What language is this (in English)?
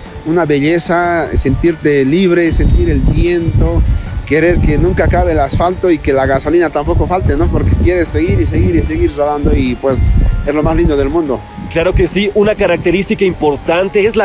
Spanish